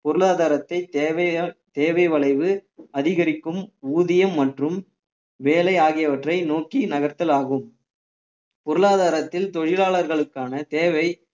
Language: Tamil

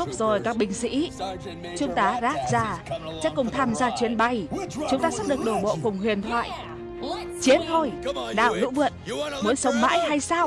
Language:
Vietnamese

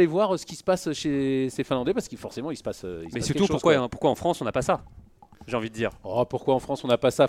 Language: French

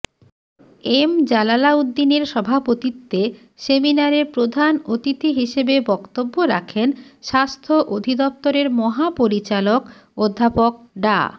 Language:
Bangla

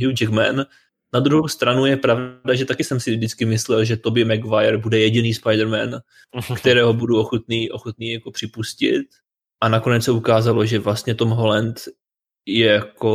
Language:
Czech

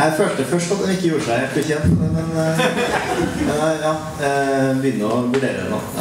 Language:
Norwegian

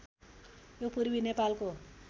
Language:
Nepali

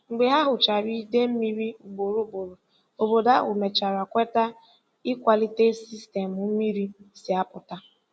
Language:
Igbo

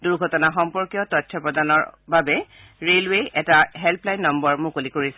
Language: Assamese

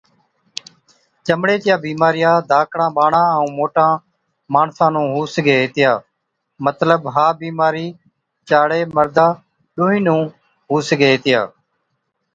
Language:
Od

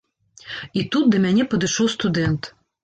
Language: Belarusian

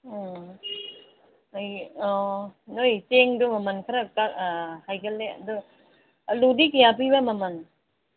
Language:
Manipuri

